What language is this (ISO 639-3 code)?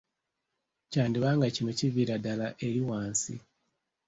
lug